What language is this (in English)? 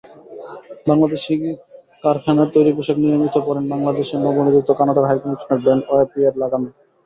Bangla